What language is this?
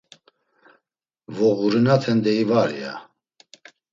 Laz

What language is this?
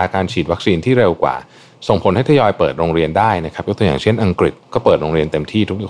Thai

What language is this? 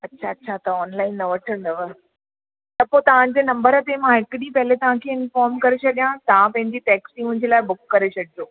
Sindhi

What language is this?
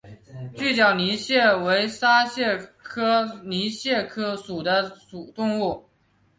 Chinese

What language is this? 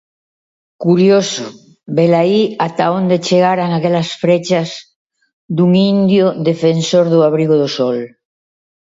Galician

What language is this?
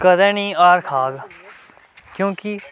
Dogri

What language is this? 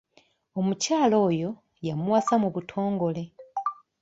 Ganda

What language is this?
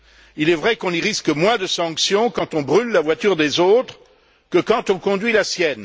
French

